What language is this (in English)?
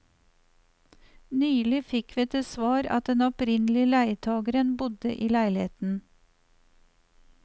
Norwegian